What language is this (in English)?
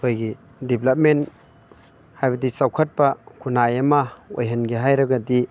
Manipuri